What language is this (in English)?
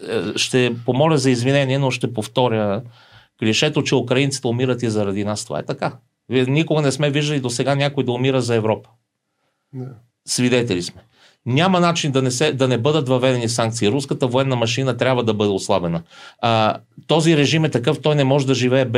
Bulgarian